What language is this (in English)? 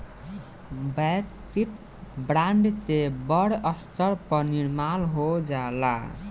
Bhojpuri